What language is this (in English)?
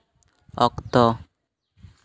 Santali